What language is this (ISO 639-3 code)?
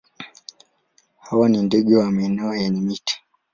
swa